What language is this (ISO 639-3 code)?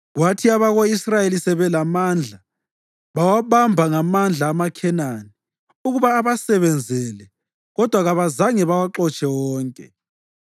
nde